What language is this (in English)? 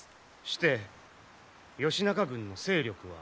Japanese